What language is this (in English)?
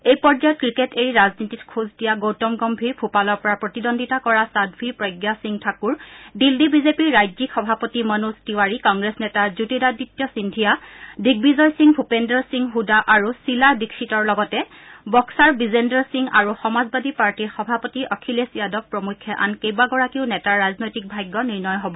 Assamese